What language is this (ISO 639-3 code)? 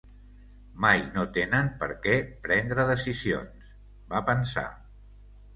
cat